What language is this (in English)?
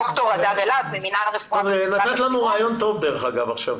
Hebrew